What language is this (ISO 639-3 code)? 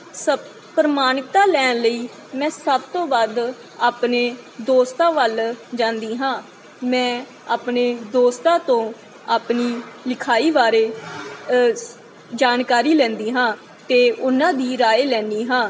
pan